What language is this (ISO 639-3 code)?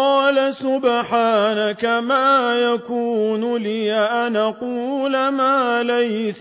ara